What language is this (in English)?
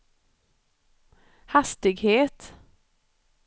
Swedish